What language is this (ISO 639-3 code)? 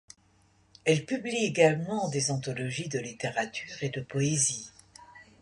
fra